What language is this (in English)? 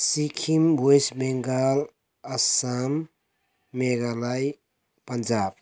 Nepali